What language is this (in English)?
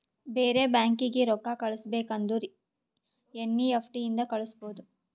Kannada